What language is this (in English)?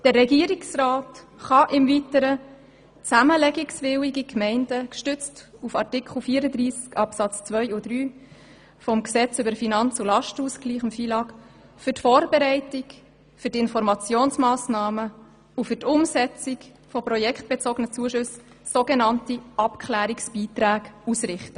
Swiss German